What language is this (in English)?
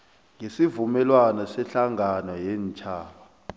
South Ndebele